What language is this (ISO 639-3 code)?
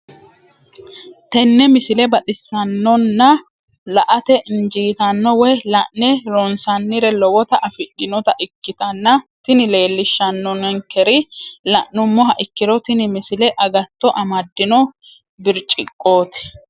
sid